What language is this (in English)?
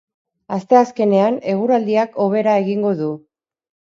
Basque